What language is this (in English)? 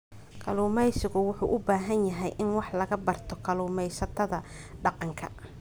Somali